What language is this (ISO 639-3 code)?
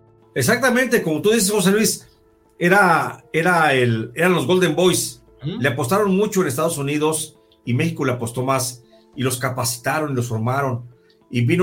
spa